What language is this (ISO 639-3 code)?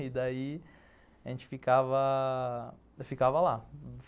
por